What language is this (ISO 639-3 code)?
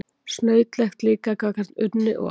isl